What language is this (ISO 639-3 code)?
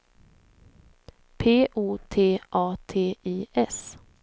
swe